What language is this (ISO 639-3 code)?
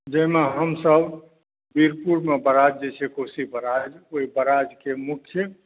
mai